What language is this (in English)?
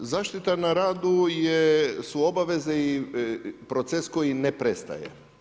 Croatian